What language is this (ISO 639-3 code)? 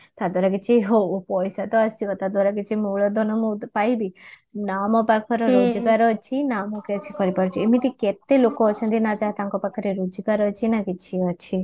ori